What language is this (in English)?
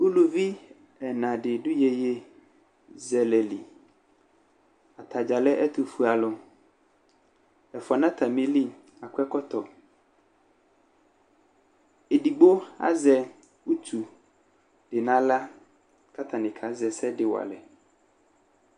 Ikposo